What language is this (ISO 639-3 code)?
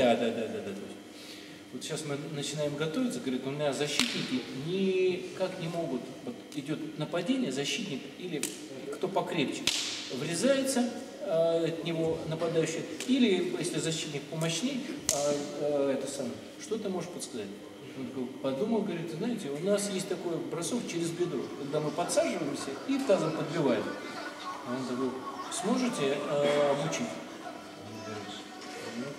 rus